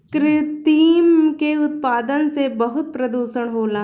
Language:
Bhojpuri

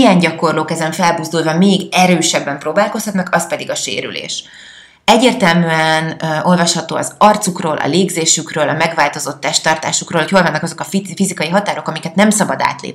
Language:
Hungarian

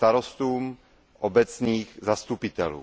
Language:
Czech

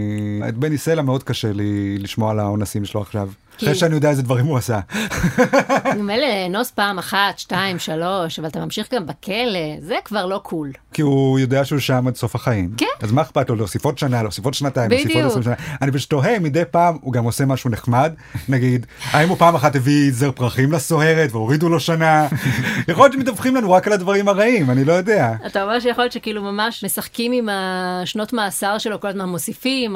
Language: Hebrew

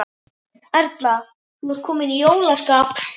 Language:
Icelandic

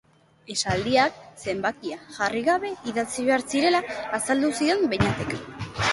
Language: Basque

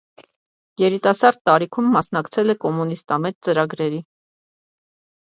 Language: Armenian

